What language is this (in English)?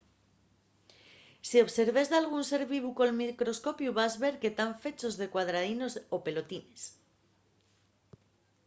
Asturian